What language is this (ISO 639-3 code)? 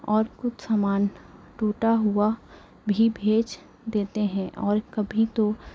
urd